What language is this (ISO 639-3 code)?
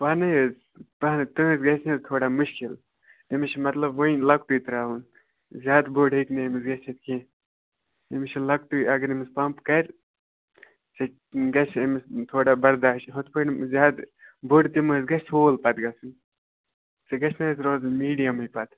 kas